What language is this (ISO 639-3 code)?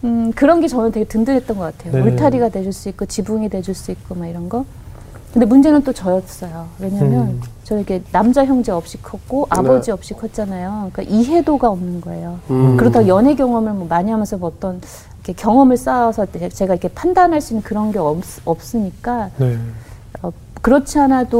kor